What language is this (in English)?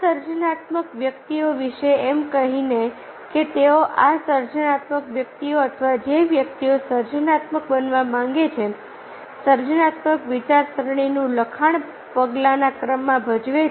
Gujarati